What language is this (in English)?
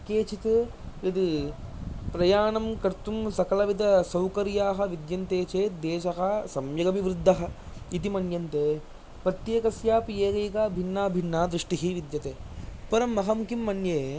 Sanskrit